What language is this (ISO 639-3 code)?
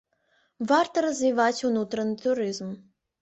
bel